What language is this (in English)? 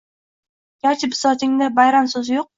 Uzbek